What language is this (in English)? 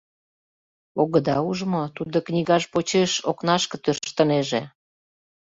Mari